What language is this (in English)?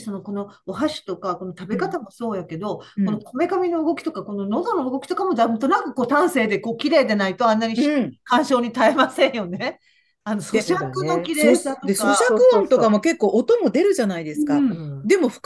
Japanese